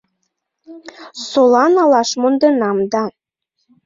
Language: Mari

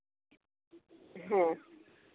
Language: Santali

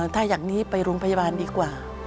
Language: Thai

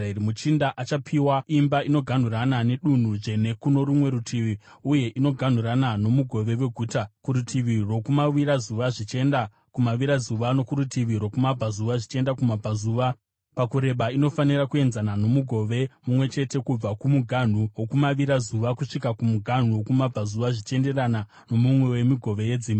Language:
Shona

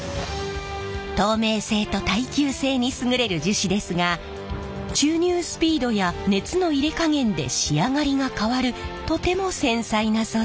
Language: Japanese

